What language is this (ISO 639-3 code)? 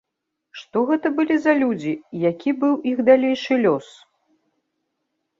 bel